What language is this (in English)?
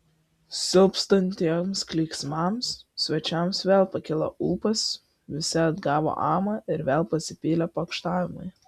Lithuanian